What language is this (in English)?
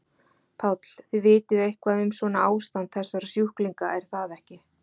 Icelandic